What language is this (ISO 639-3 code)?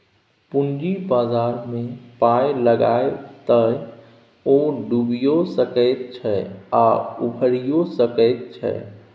mai